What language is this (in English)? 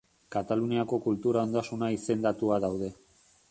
Basque